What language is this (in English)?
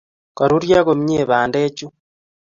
Kalenjin